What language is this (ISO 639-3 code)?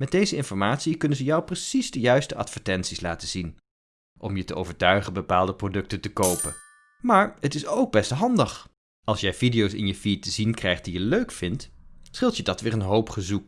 nld